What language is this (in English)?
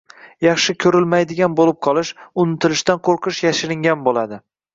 Uzbek